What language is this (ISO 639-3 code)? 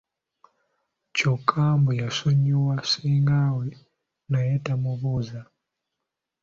lug